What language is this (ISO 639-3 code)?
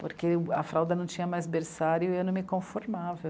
por